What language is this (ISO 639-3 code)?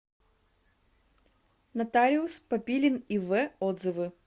rus